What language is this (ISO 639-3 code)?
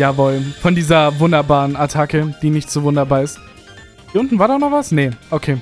deu